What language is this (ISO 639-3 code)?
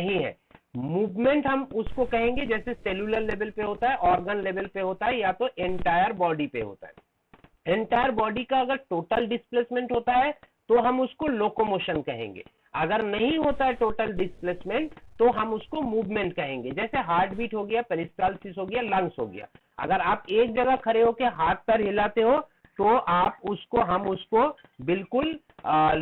hin